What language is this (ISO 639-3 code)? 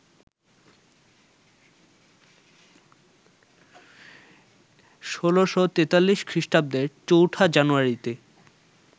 ben